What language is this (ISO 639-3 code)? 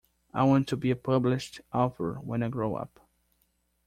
eng